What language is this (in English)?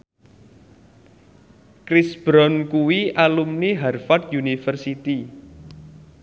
Javanese